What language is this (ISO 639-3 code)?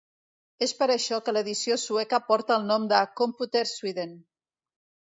cat